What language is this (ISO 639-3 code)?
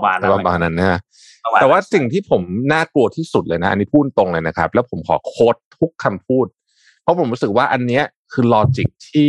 tha